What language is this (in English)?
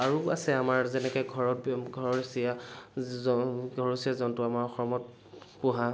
Assamese